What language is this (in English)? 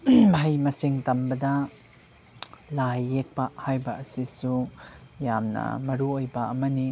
Manipuri